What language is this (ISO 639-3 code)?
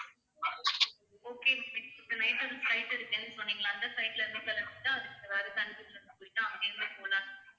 tam